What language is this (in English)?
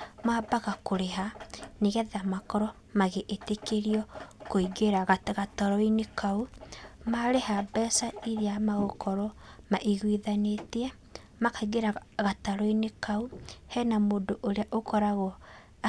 Kikuyu